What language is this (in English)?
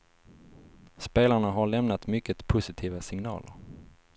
Swedish